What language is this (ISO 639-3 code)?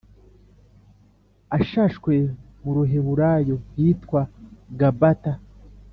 kin